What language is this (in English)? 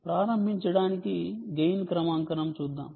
Telugu